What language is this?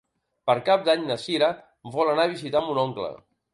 Catalan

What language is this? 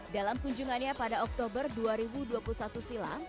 Indonesian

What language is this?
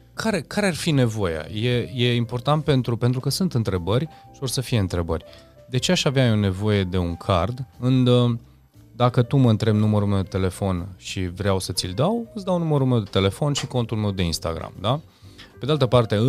Romanian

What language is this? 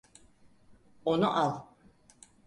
Turkish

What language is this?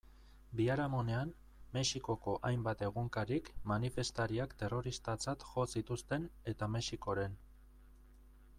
Basque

